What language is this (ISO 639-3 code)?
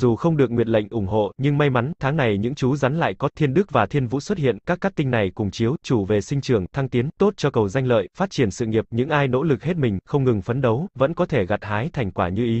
vie